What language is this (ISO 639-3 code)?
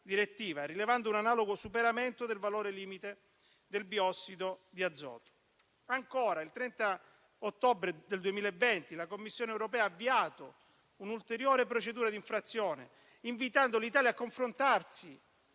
ita